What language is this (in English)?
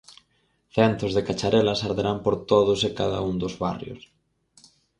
Galician